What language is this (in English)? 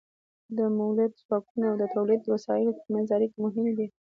Pashto